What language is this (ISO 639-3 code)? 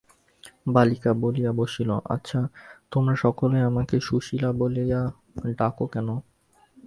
ben